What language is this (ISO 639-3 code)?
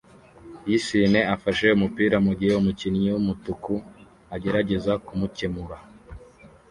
kin